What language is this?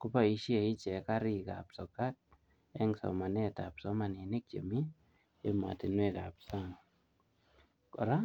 Kalenjin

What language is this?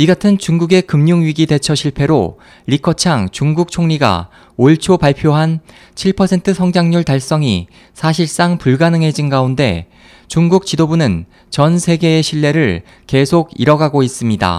Korean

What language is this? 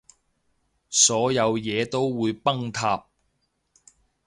Cantonese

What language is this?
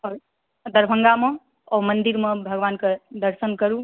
Maithili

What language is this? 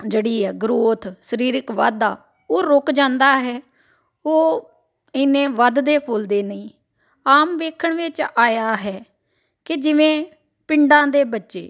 Punjabi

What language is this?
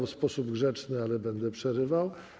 Polish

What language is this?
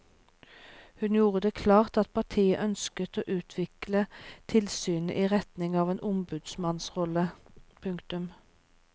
Norwegian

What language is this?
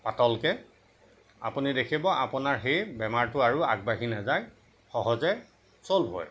Assamese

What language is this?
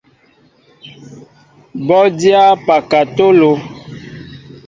Mbo (Cameroon)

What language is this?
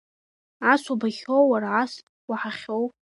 Abkhazian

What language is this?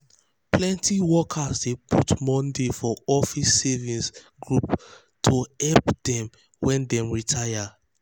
Nigerian Pidgin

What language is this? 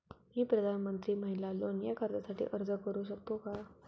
Marathi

